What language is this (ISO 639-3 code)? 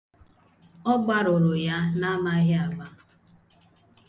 ibo